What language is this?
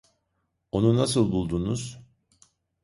Turkish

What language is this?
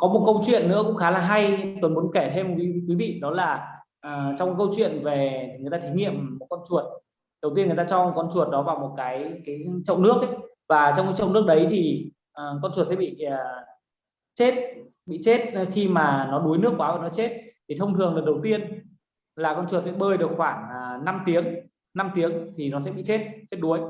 Vietnamese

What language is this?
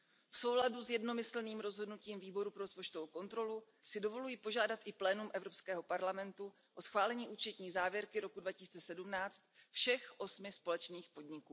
Czech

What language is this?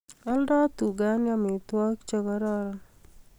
Kalenjin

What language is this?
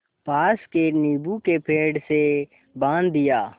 Hindi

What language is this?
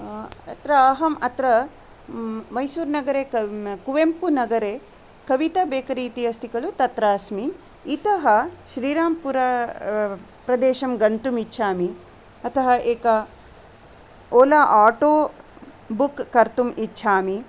Sanskrit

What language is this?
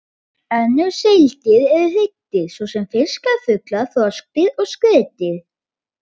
Icelandic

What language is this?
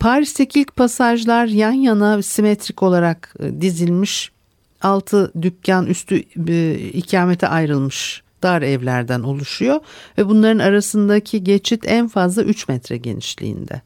Turkish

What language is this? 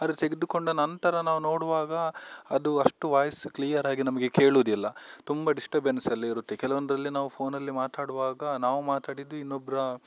Kannada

